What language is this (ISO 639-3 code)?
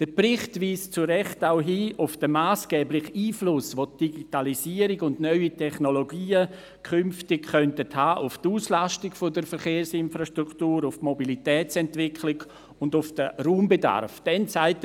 gsw